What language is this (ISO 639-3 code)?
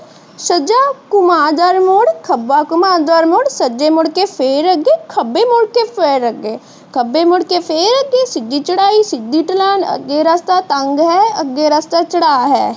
pan